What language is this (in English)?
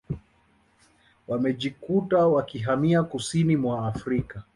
Swahili